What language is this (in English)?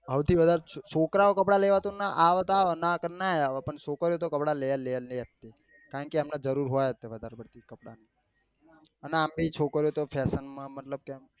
Gujarati